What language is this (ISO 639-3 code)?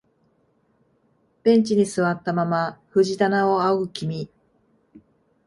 jpn